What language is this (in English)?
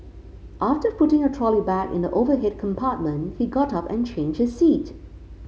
English